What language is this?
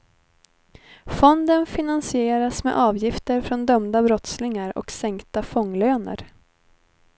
Swedish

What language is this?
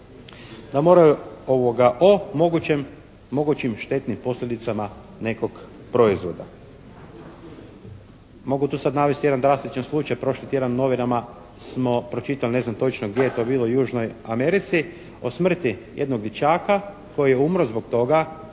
Croatian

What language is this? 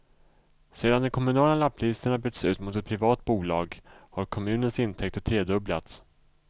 Swedish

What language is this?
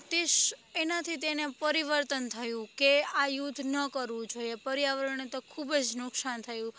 Gujarati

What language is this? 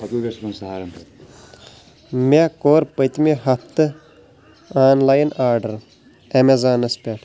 Kashmiri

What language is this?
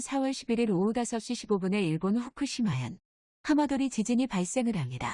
Korean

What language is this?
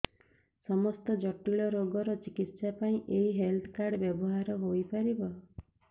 Odia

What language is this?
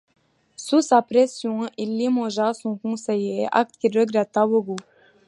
French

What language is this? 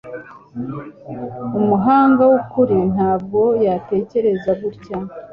Kinyarwanda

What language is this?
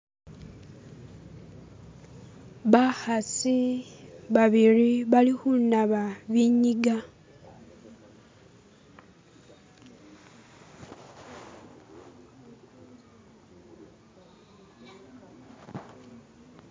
Masaaba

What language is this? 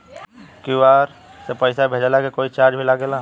Bhojpuri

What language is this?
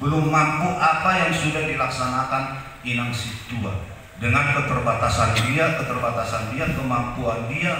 Indonesian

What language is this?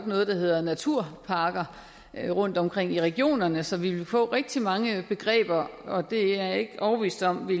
Danish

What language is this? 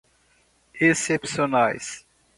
Portuguese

